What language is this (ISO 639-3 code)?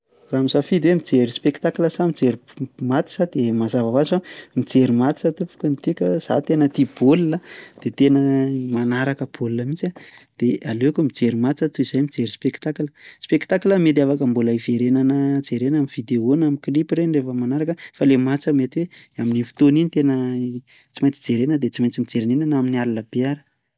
mlg